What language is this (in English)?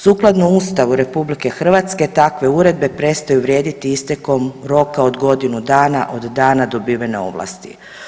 Croatian